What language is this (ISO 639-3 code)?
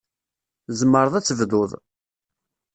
kab